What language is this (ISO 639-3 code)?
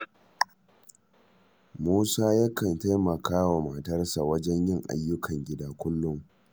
hau